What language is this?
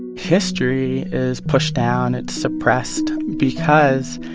English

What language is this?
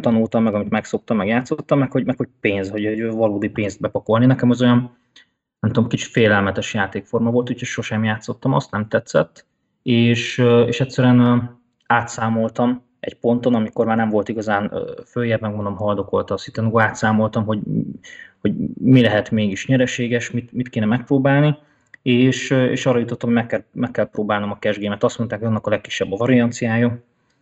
Hungarian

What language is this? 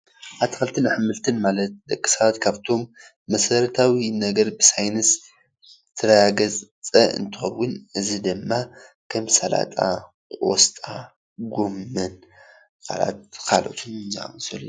Tigrinya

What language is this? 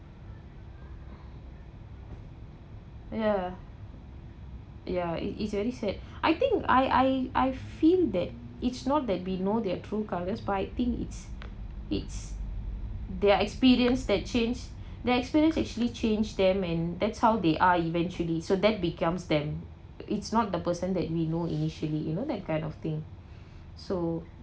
English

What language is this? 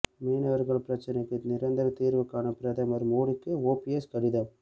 Tamil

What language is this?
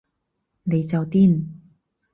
Cantonese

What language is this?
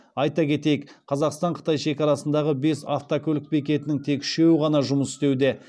Kazakh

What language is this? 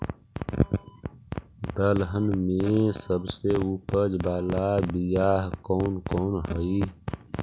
Magahi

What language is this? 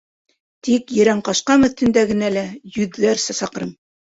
Bashkir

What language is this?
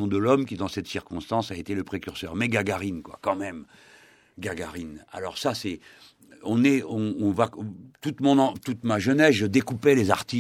French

